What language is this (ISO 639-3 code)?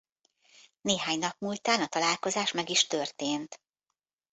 hun